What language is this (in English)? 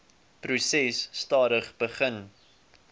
Afrikaans